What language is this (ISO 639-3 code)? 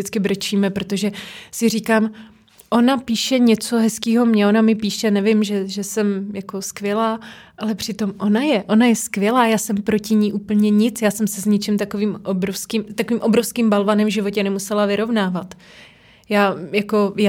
ces